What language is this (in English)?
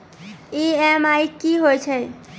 Maithili